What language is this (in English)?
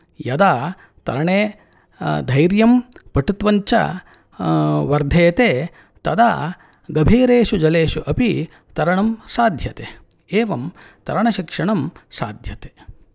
Sanskrit